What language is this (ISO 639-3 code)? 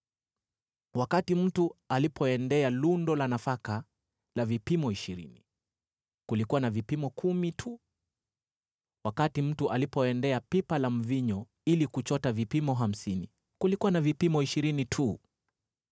swa